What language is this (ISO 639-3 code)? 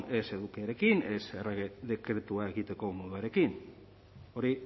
eus